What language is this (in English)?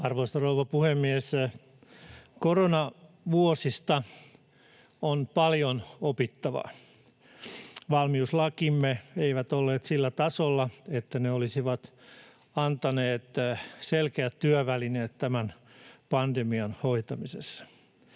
Finnish